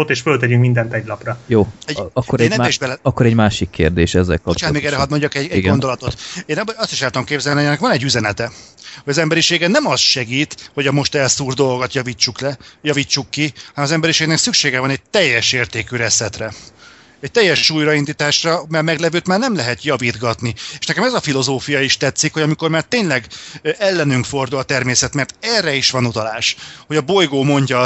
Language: Hungarian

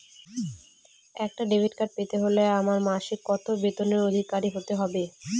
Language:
Bangla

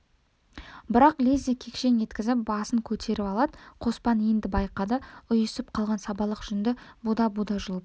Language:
Kazakh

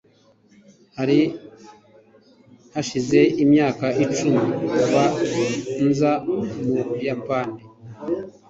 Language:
Kinyarwanda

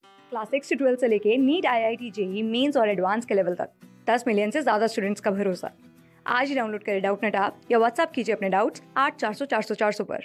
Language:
Hindi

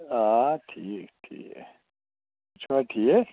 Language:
Kashmiri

